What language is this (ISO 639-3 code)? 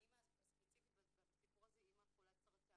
heb